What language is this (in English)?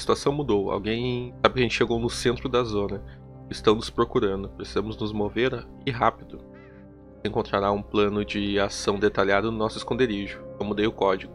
Portuguese